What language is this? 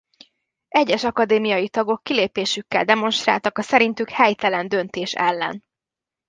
Hungarian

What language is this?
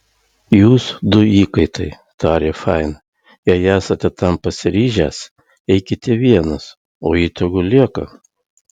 Lithuanian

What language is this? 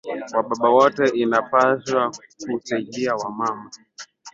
Swahili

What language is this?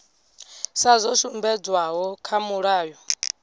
Venda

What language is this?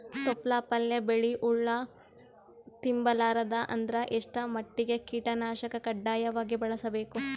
Kannada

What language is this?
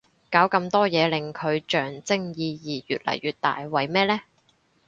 Cantonese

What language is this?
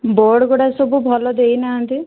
Odia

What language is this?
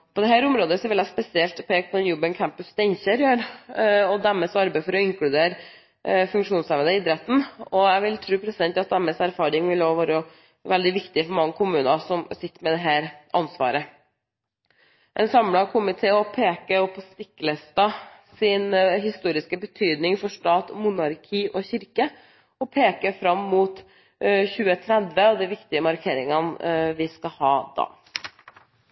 Norwegian Bokmål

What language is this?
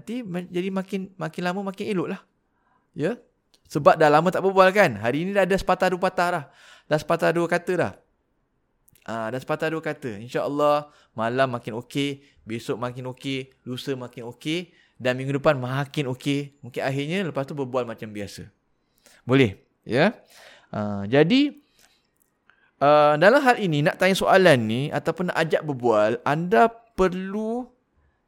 Malay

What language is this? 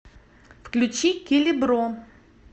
Russian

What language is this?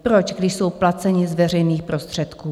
Czech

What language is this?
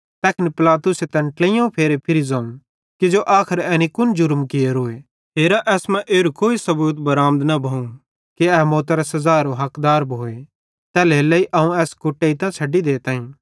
Bhadrawahi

